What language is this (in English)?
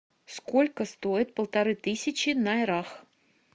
Russian